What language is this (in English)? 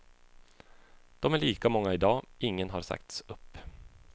Swedish